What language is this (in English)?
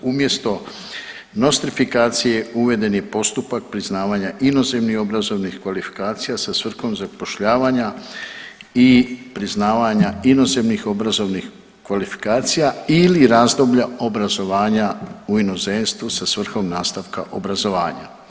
Croatian